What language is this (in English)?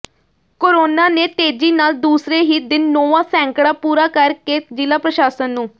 Punjabi